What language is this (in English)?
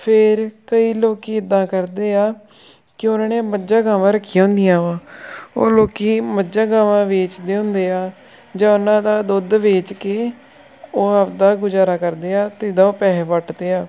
Punjabi